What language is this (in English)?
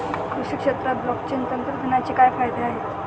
Marathi